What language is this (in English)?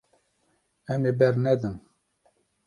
Kurdish